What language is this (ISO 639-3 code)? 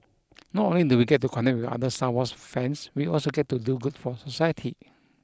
eng